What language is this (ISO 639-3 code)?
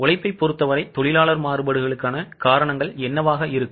tam